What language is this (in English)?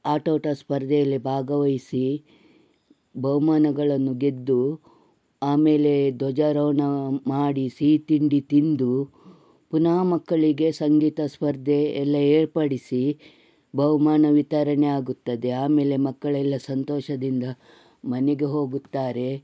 Kannada